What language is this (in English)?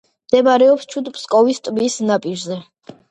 Georgian